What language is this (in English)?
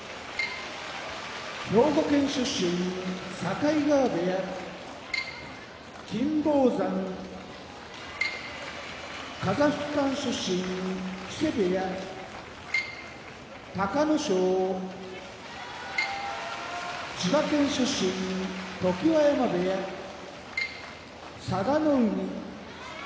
Japanese